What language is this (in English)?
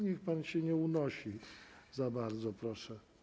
Polish